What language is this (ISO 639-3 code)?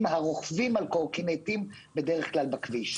heb